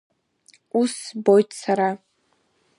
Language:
Abkhazian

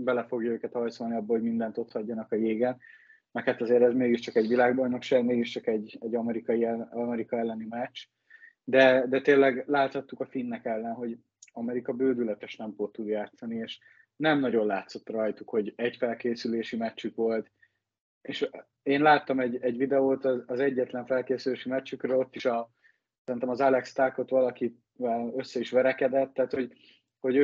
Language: Hungarian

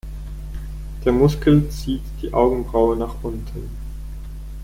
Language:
German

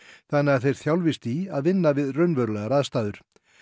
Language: Icelandic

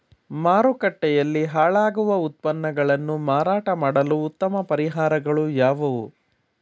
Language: Kannada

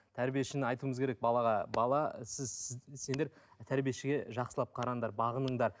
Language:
Kazakh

